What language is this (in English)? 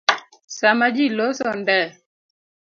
Luo (Kenya and Tanzania)